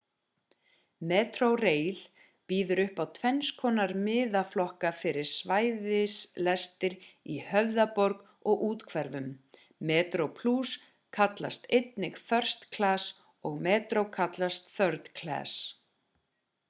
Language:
Icelandic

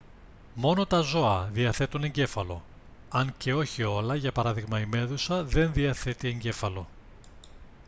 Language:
Greek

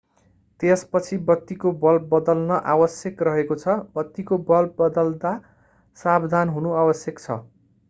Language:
Nepali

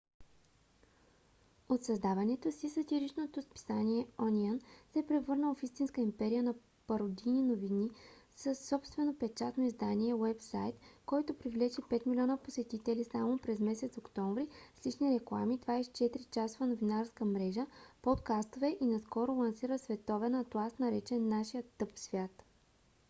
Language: Bulgarian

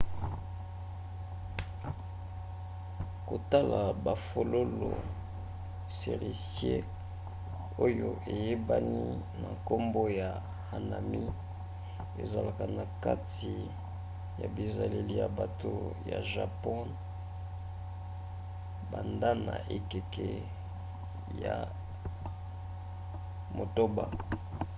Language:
Lingala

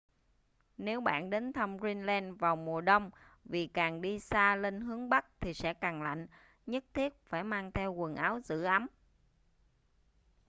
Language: Vietnamese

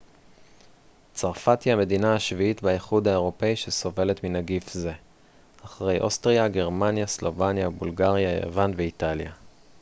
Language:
Hebrew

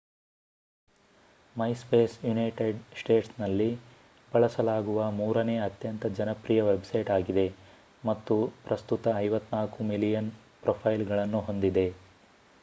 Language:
Kannada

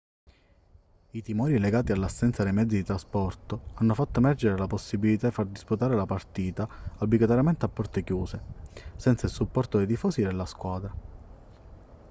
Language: Italian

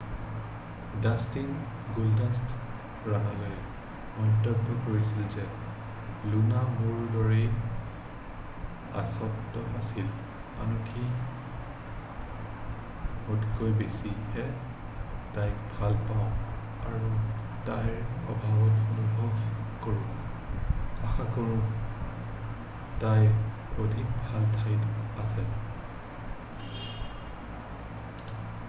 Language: Assamese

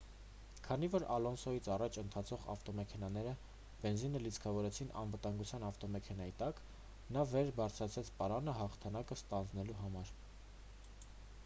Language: Armenian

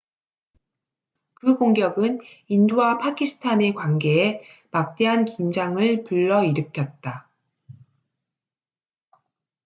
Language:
Korean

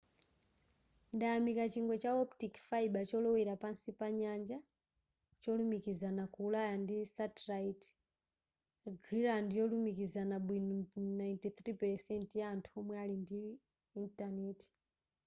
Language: Nyanja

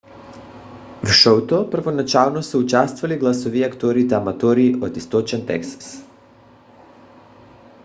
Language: Bulgarian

